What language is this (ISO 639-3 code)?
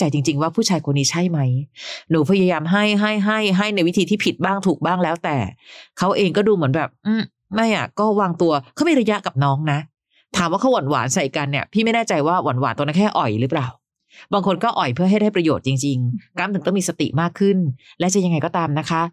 tha